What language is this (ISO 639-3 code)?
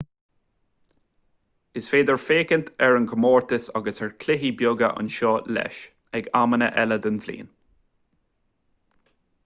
gle